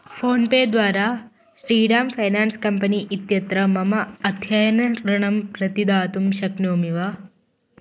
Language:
Sanskrit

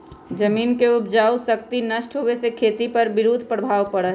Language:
Magahi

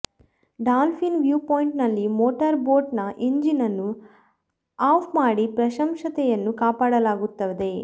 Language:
Kannada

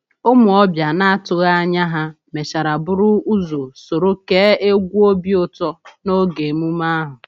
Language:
Igbo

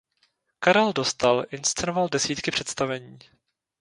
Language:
Czech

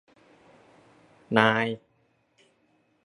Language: Thai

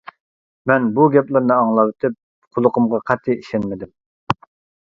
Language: Uyghur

